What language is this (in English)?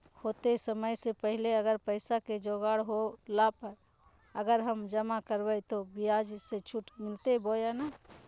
Magahi